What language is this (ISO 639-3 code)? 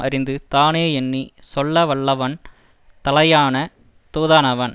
tam